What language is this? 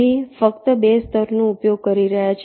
Gujarati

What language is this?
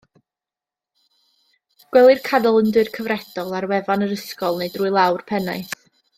Welsh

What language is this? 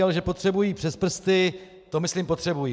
Czech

